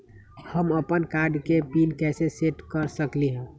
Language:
Magahi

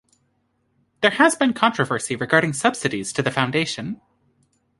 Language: English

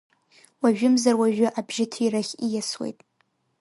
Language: Abkhazian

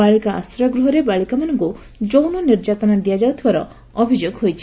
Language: Odia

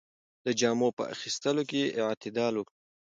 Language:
Pashto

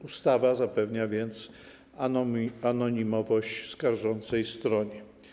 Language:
Polish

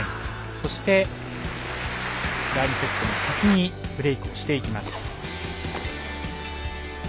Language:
Japanese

